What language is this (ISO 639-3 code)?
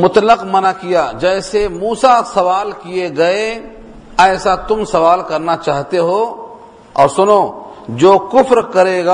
urd